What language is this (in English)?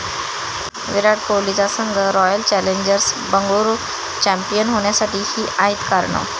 Marathi